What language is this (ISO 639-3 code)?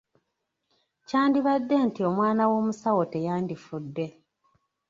lug